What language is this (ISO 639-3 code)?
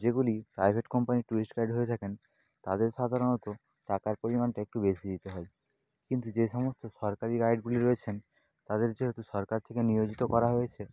ben